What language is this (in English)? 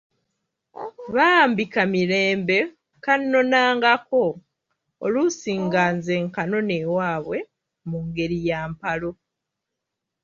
Ganda